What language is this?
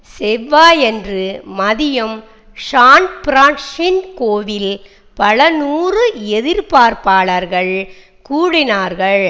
Tamil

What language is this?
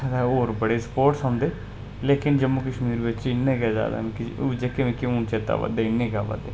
Dogri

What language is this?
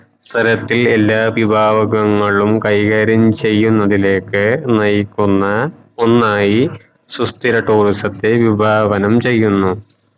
Malayalam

